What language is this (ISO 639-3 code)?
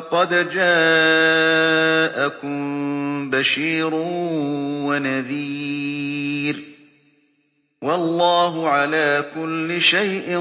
ara